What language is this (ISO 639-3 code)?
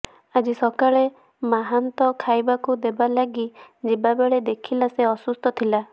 ori